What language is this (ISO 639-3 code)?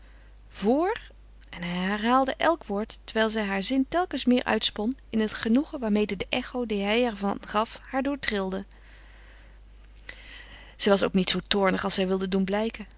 nld